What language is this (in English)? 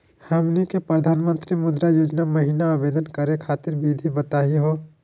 Magahi